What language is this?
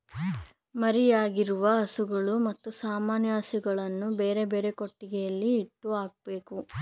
Kannada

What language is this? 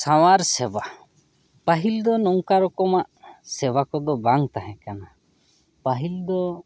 Santali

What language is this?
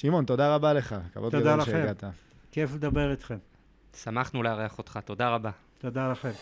Hebrew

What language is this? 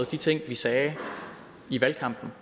Danish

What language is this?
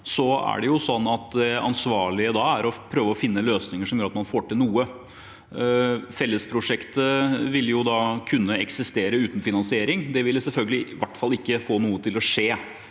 Norwegian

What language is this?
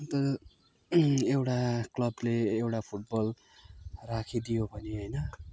Nepali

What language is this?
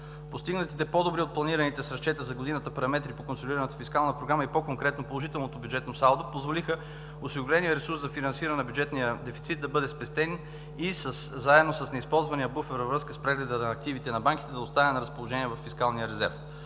Bulgarian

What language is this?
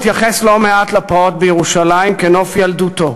Hebrew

